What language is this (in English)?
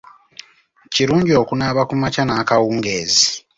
Ganda